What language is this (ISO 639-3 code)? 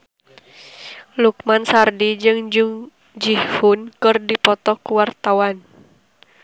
sun